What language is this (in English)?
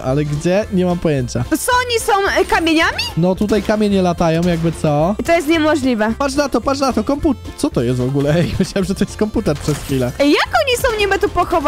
Polish